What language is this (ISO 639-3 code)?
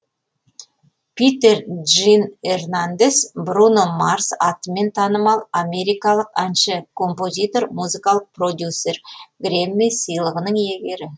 kaz